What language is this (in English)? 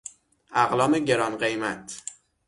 Persian